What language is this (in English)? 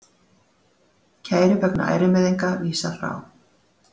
Icelandic